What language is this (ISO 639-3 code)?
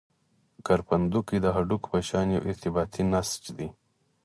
pus